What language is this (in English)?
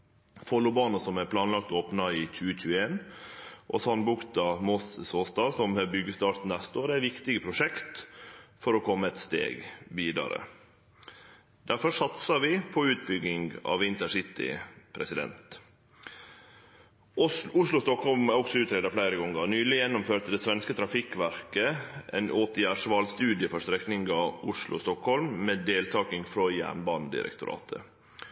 Norwegian Nynorsk